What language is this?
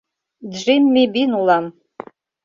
Mari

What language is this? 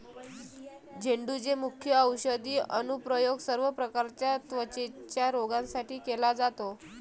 Marathi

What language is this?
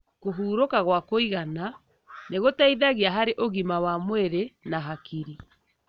Kikuyu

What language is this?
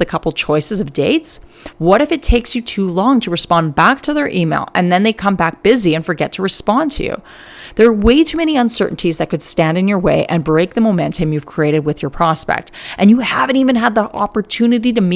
English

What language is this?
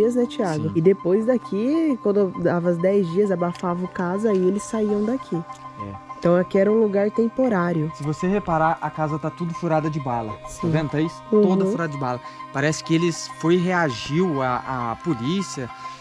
Portuguese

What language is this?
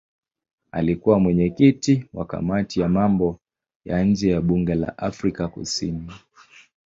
Swahili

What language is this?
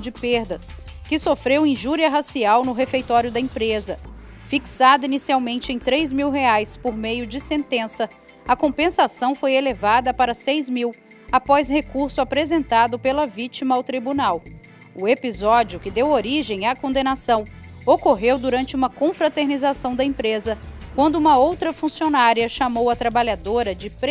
Portuguese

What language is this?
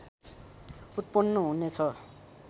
Nepali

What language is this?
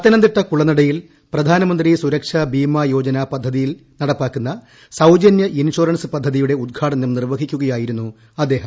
Malayalam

